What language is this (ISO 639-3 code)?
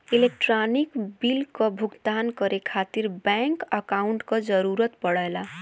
bho